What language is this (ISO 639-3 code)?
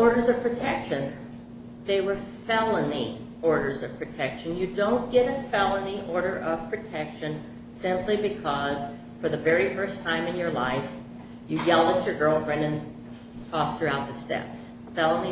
eng